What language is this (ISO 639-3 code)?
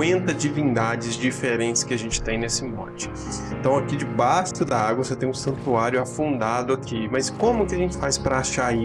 por